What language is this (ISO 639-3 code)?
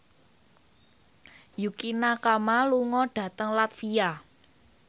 jav